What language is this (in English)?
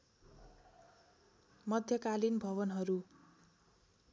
Nepali